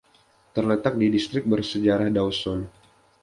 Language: Indonesian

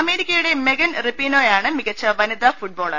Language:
Malayalam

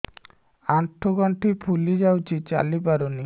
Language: Odia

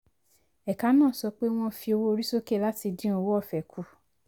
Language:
Yoruba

